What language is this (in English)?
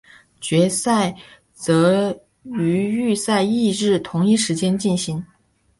Chinese